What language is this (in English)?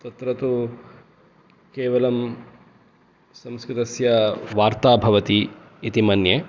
Sanskrit